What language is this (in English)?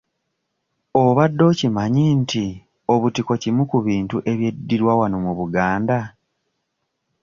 Ganda